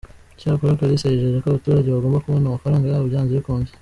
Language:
Kinyarwanda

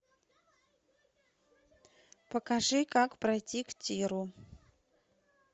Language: Russian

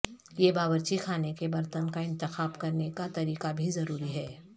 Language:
Urdu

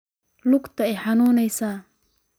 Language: Somali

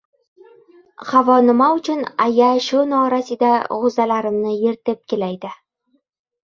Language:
Uzbek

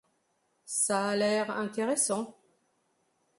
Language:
French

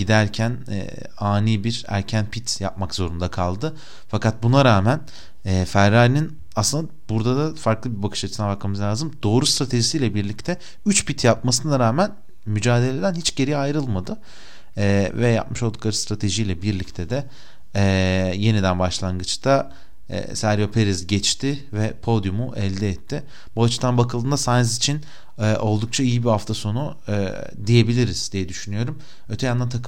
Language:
Turkish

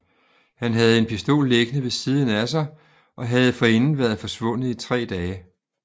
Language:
Danish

